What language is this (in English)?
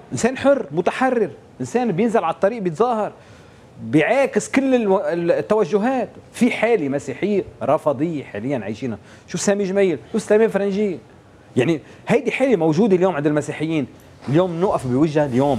Arabic